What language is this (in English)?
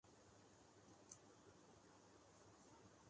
Urdu